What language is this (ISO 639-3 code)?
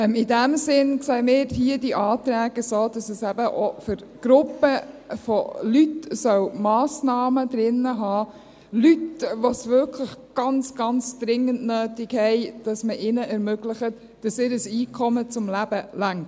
gsw